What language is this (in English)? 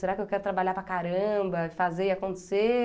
Portuguese